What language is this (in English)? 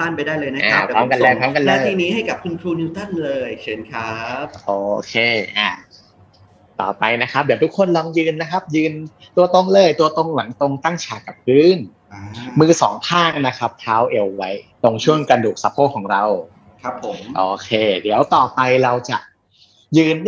Thai